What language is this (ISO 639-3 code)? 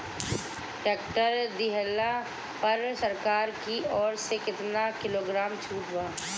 bho